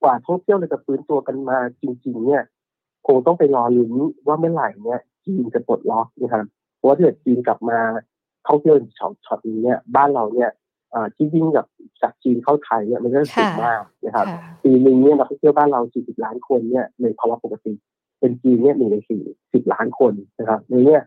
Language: Thai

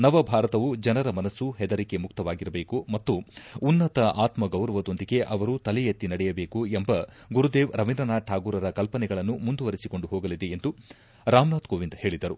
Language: Kannada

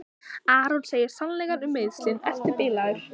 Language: Icelandic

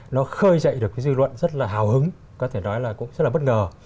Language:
Vietnamese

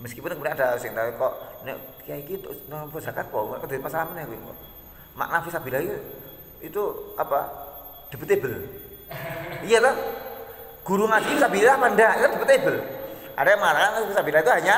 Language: Indonesian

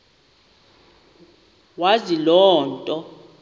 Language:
Xhosa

